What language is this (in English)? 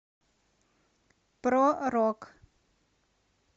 Russian